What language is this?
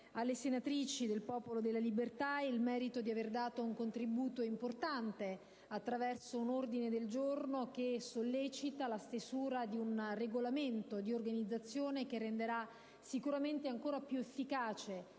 Italian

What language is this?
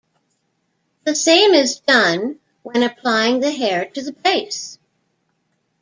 English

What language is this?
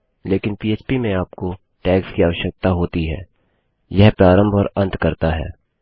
Hindi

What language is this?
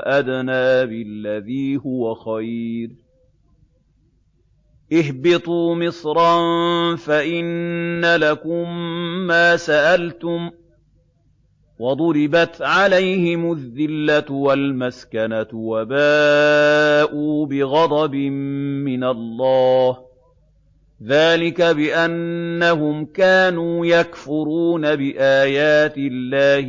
Arabic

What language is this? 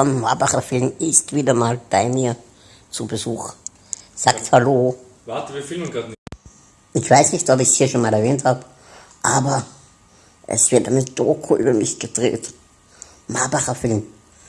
German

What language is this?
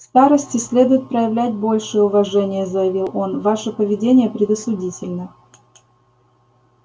Russian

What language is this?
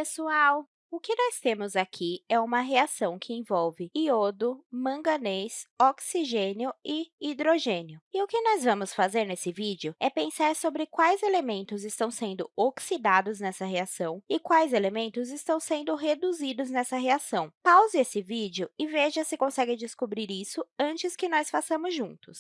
Portuguese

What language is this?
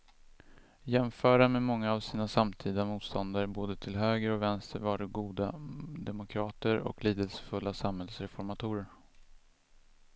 Swedish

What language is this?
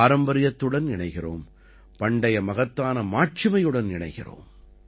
Tamil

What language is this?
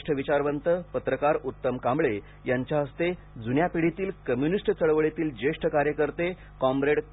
Marathi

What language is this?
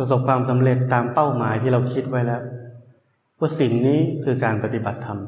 Thai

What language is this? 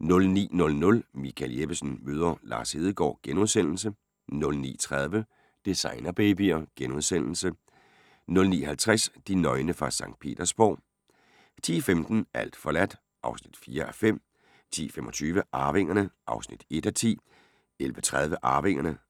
Danish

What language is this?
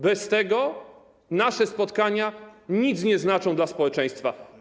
Polish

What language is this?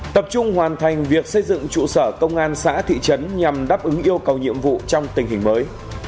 Vietnamese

